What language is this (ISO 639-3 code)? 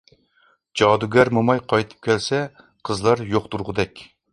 uig